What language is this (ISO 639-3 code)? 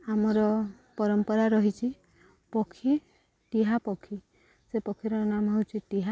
ori